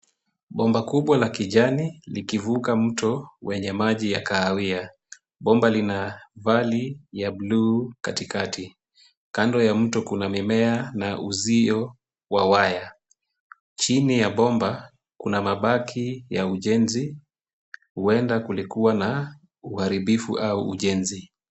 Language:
Swahili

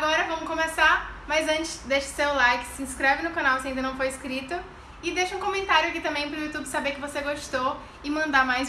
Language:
Portuguese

